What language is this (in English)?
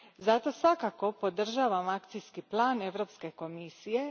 Croatian